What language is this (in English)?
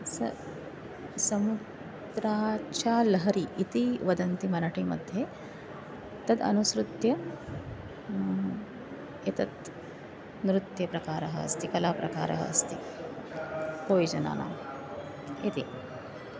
Sanskrit